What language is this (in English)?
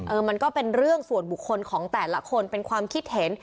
Thai